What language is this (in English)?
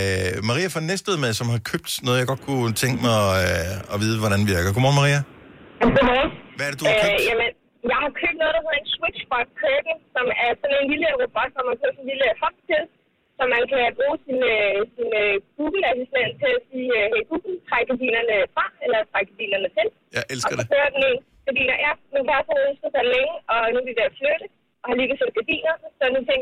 Danish